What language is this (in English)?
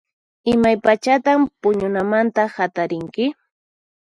Puno Quechua